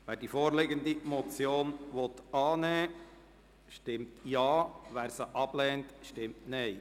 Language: Swiss German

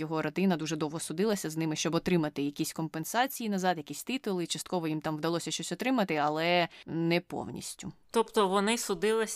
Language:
Ukrainian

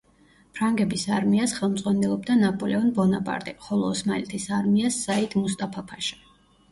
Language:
Georgian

